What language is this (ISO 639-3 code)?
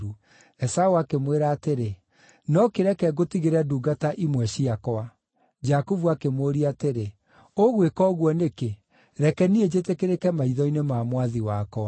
kik